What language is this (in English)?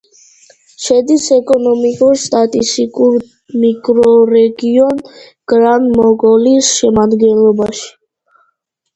Georgian